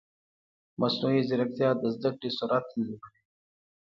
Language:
Pashto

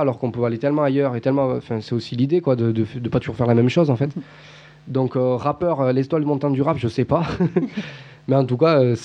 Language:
French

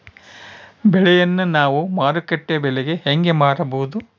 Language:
Kannada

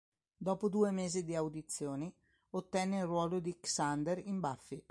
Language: Italian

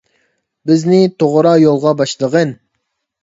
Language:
Uyghur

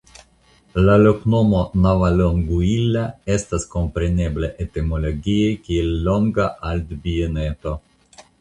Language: Esperanto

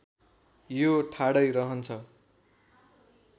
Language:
Nepali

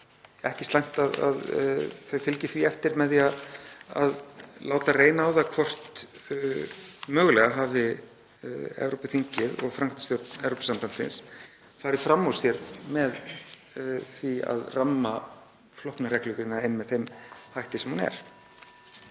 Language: Icelandic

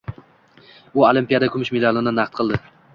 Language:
Uzbek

